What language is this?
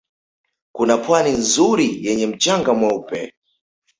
Swahili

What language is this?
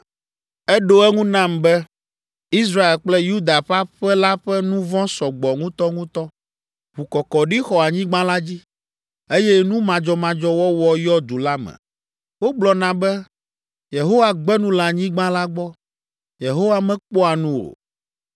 Ewe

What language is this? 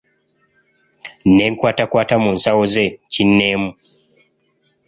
Ganda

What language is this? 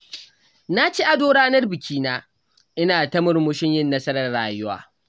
Hausa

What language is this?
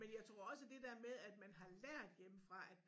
Danish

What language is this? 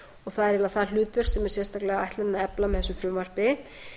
Icelandic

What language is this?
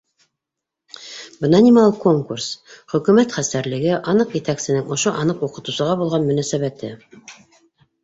Bashkir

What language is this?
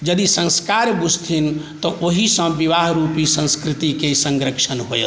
Maithili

